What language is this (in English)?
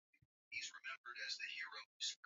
Swahili